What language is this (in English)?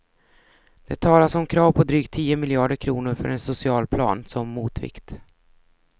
Swedish